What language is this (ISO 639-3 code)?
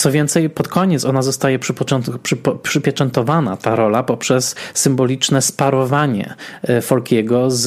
pol